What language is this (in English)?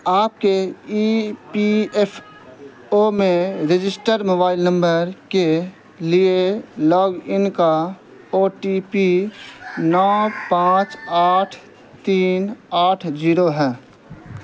Urdu